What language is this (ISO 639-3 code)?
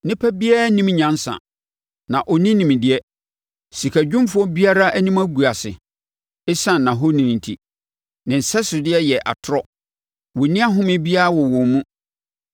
aka